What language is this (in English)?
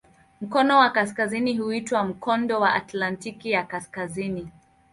Swahili